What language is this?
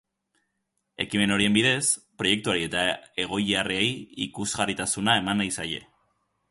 Basque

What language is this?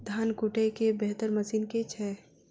Maithili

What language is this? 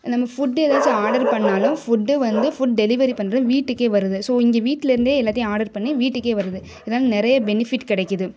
Tamil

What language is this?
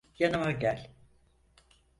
Turkish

